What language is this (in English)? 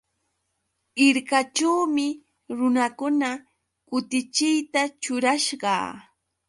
Yauyos Quechua